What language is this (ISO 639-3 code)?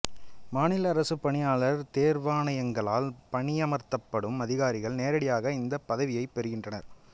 tam